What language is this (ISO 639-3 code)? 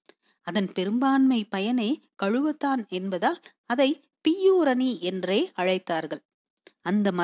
tam